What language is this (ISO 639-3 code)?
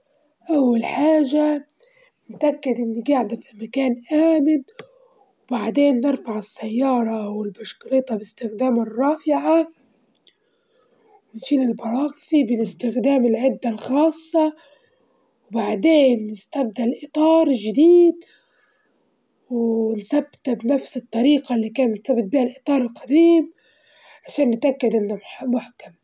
ayl